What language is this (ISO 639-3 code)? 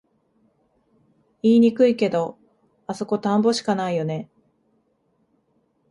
jpn